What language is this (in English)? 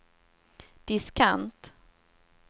Swedish